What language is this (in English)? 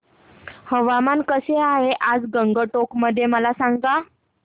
Marathi